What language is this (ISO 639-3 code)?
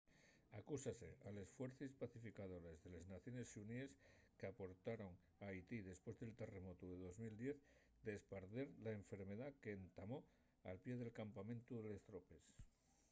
ast